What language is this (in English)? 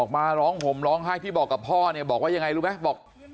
Thai